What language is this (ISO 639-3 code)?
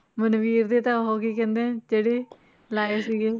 pan